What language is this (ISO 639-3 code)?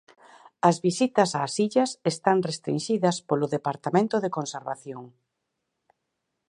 glg